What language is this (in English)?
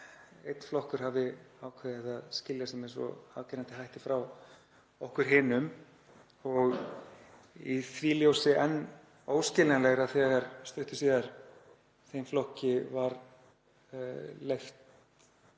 Icelandic